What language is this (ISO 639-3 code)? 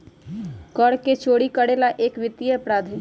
mag